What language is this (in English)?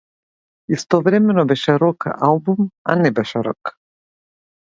Macedonian